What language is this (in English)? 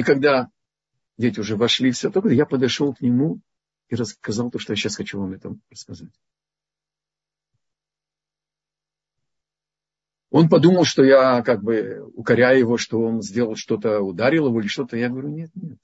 Russian